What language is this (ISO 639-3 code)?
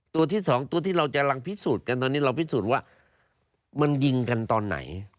tha